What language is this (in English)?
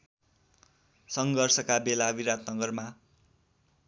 Nepali